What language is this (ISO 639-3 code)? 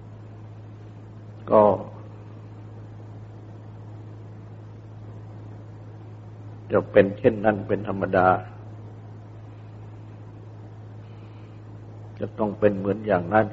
tha